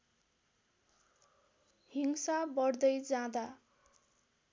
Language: Nepali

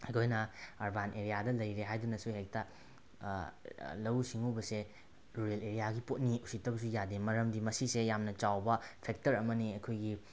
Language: Manipuri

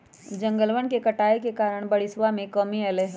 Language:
Magahi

